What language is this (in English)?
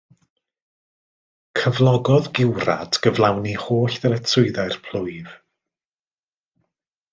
Welsh